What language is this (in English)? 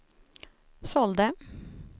Swedish